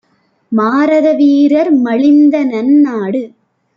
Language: Tamil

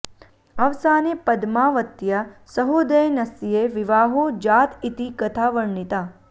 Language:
Sanskrit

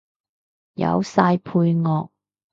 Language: Cantonese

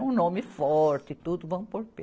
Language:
Portuguese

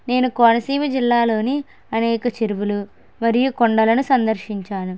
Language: Telugu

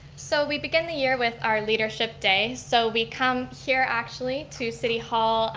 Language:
English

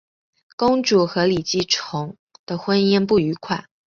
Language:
Chinese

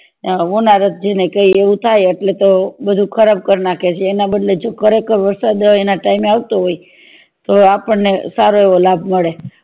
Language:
Gujarati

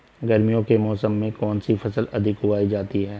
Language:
Hindi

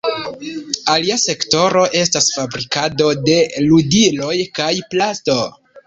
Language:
Esperanto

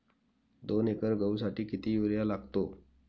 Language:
Marathi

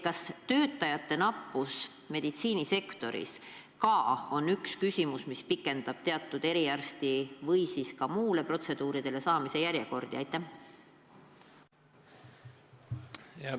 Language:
Estonian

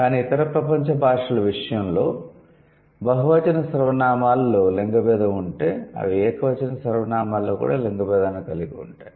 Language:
Telugu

